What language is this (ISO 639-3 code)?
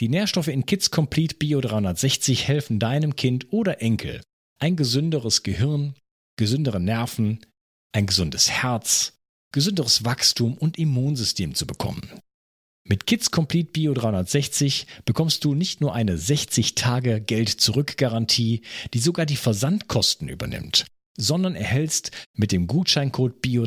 deu